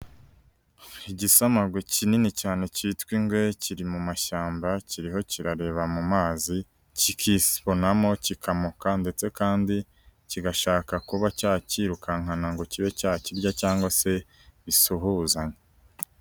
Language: Kinyarwanda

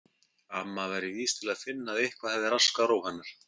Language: Icelandic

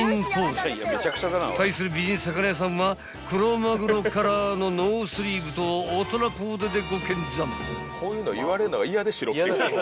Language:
Japanese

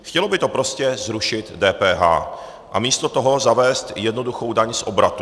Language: Czech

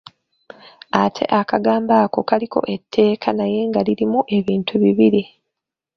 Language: Ganda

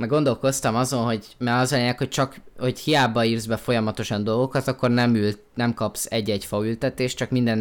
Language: Hungarian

